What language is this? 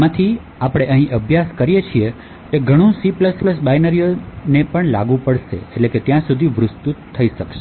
Gujarati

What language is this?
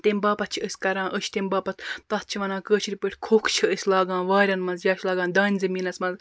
Kashmiri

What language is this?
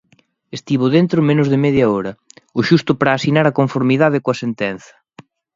Galician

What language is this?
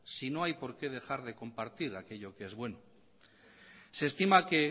Spanish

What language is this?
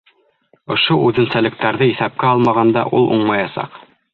Bashkir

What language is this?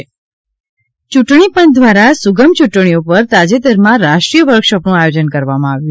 Gujarati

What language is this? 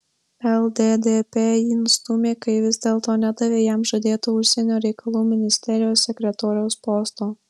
Lithuanian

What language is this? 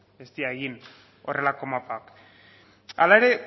Basque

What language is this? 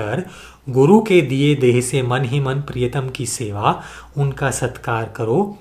Hindi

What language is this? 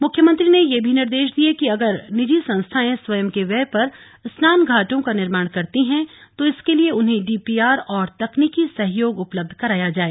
Hindi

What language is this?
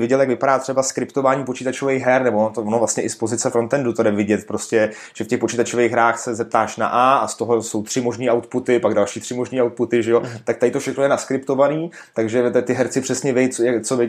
Czech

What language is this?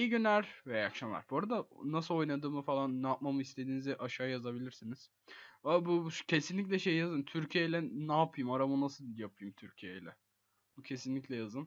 Turkish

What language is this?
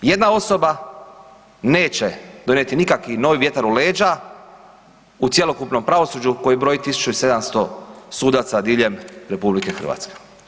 Croatian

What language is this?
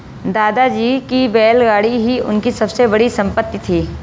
Hindi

